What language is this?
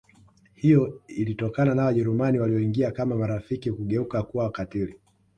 Swahili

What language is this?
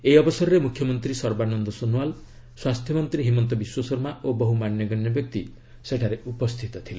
Odia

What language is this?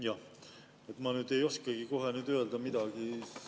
Estonian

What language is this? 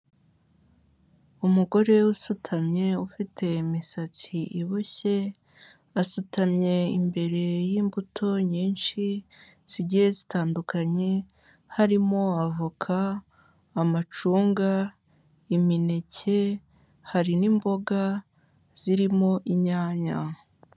Kinyarwanda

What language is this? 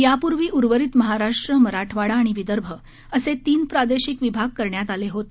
Marathi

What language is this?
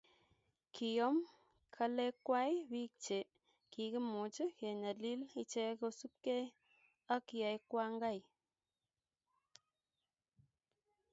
Kalenjin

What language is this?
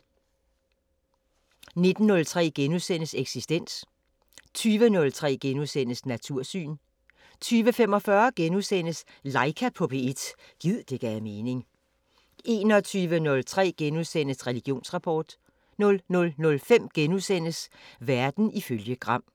Danish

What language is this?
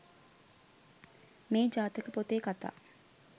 Sinhala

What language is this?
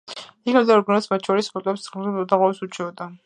Georgian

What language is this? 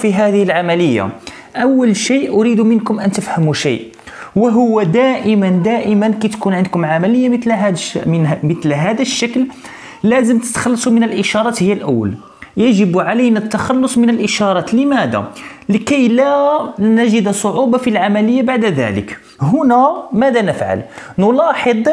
Arabic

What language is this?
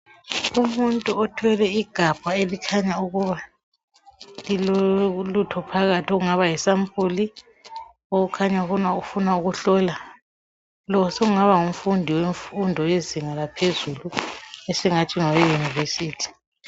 North Ndebele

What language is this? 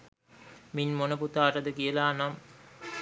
Sinhala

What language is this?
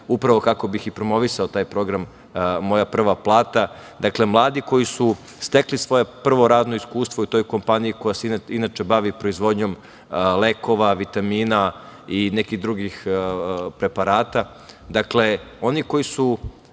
Serbian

